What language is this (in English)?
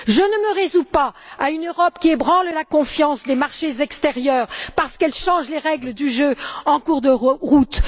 French